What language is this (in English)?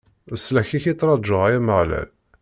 Kabyle